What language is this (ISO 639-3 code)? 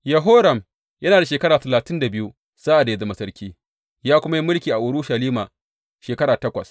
hau